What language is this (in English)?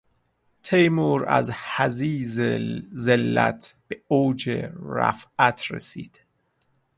Persian